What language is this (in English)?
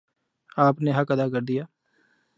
Urdu